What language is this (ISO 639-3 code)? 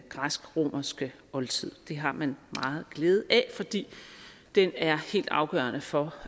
dan